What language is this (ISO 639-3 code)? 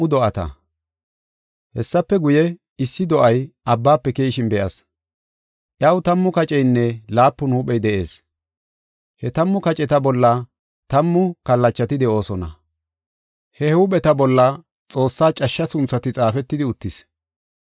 gof